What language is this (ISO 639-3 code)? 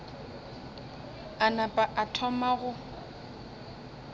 nso